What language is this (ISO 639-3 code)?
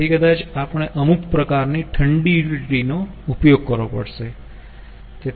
guj